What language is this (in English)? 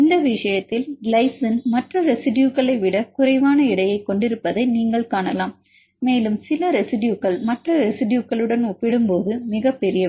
Tamil